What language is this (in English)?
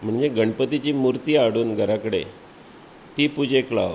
Konkani